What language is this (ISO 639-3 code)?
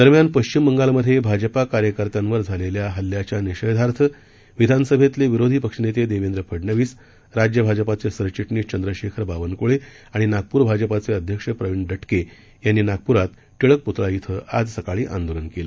mar